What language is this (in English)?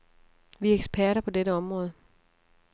Danish